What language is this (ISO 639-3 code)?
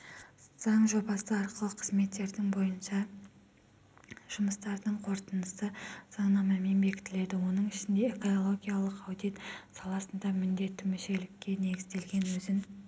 kaz